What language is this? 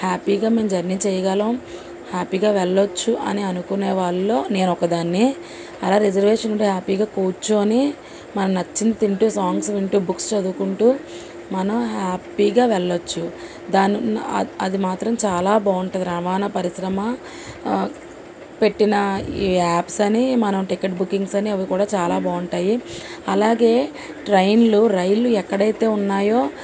Telugu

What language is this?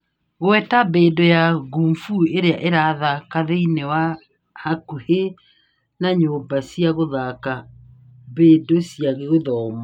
Kikuyu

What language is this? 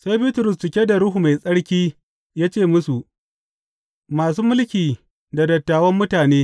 Hausa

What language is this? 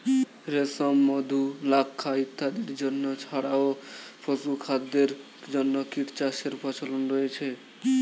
Bangla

